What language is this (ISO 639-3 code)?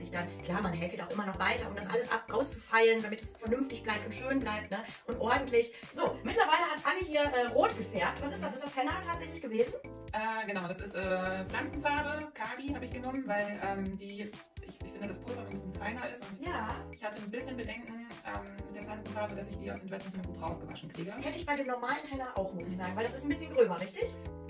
deu